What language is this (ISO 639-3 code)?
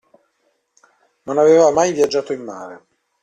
ita